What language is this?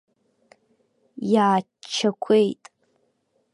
Abkhazian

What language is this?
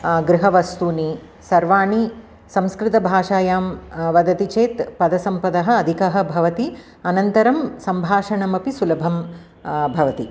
Sanskrit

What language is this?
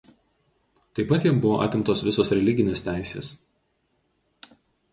Lithuanian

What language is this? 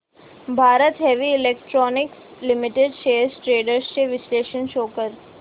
Marathi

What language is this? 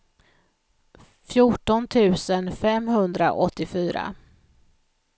Swedish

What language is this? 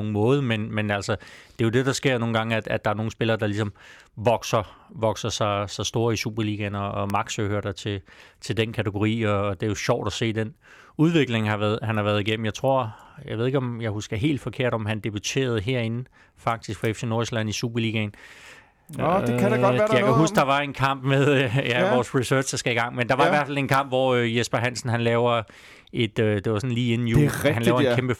Danish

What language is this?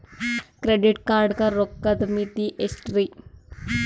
Kannada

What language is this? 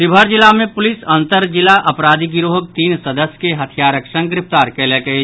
Maithili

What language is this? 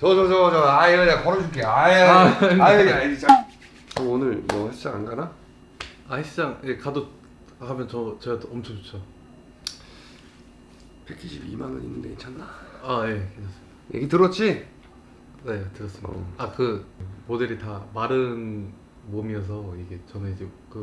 Korean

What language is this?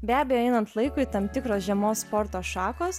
Lithuanian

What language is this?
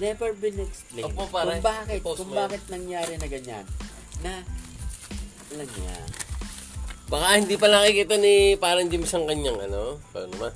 Filipino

